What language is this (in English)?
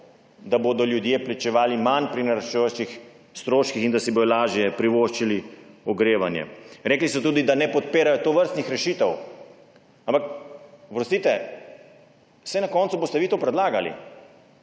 Slovenian